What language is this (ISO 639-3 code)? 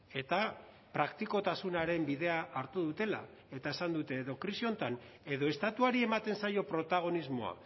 eus